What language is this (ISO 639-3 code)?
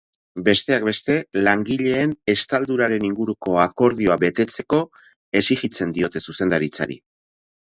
eus